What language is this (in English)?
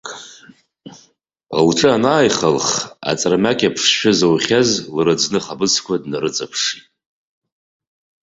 Abkhazian